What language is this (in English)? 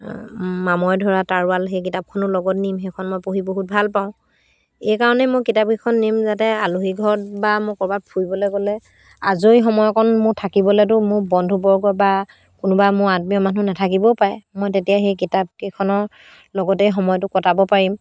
Assamese